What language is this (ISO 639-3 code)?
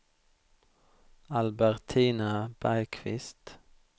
swe